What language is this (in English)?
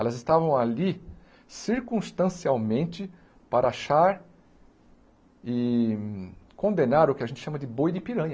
Portuguese